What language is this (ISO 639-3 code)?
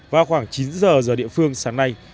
vie